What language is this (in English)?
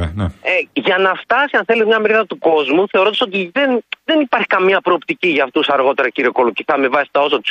Greek